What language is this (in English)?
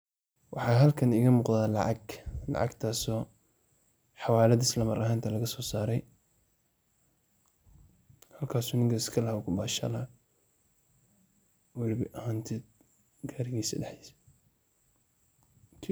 Somali